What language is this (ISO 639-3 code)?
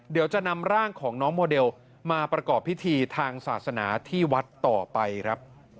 tha